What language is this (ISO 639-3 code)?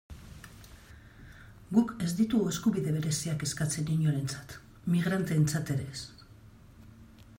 eus